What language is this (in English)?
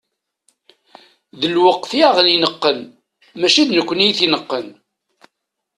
Kabyle